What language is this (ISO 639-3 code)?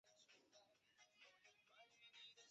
zho